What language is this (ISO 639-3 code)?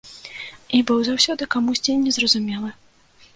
bel